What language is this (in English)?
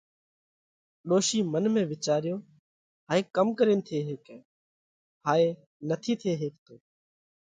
Parkari Koli